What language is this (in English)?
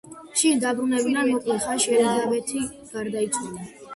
Georgian